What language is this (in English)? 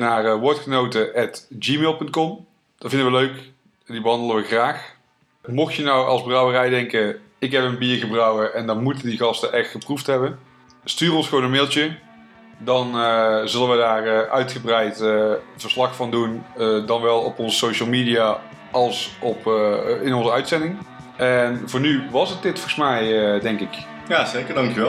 Dutch